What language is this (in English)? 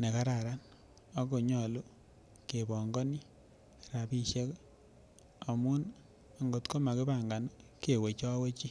Kalenjin